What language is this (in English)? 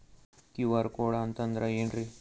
Kannada